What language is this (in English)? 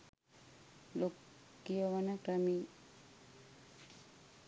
Sinhala